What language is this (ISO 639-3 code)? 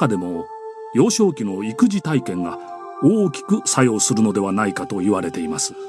jpn